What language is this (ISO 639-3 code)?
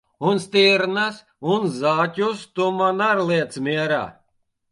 lav